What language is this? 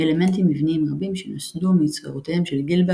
Hebrew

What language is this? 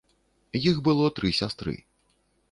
Belarusian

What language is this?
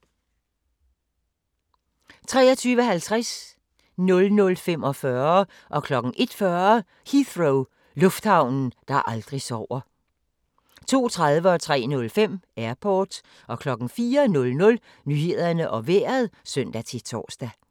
Danish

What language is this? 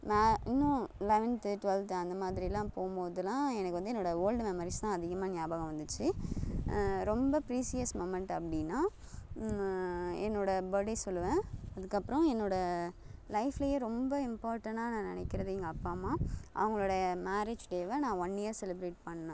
Tamil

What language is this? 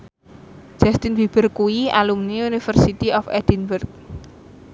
Javanese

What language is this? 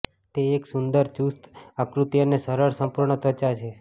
Gujarati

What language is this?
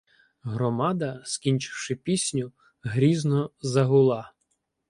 Ukrainian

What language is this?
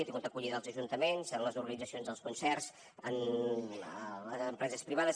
Catalan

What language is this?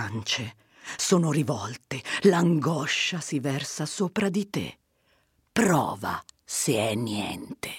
Italian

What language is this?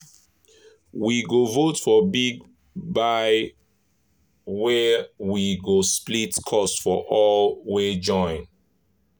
Nigerian Pidgin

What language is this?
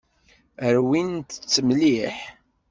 Kabyle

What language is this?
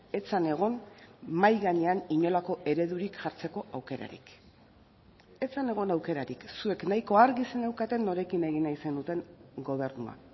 Basque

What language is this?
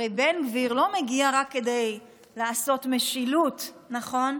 Hebrew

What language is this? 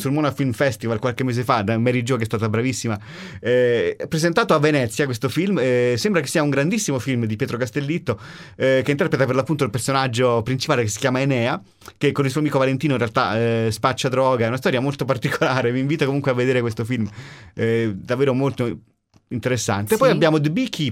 Italian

